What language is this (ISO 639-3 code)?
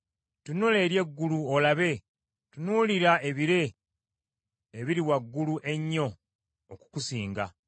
lug